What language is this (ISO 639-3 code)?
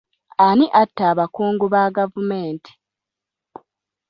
lug